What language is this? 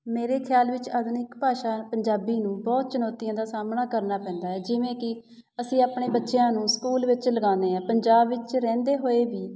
Punjabi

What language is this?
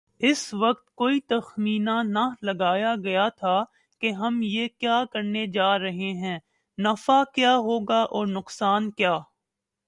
Urdu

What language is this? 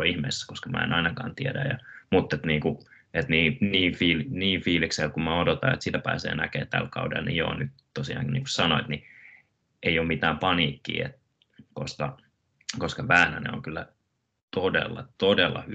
Finnish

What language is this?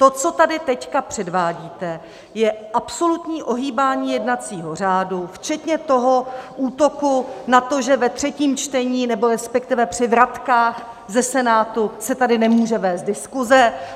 Czech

